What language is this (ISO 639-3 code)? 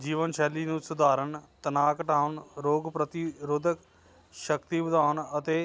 pan